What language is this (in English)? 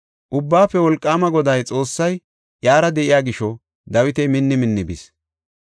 Gofa